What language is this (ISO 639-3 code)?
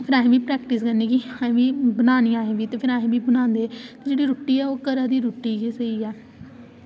doi